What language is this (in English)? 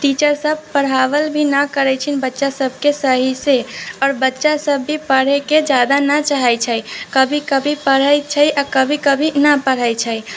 Maithili